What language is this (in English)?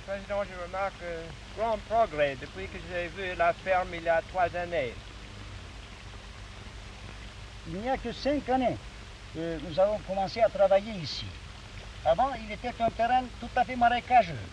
Turkish